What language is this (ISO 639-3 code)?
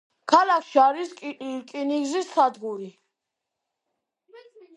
kat